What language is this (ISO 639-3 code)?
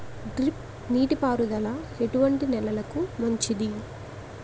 tel